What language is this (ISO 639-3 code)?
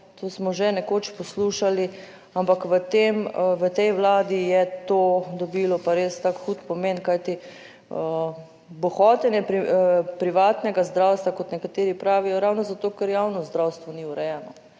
slv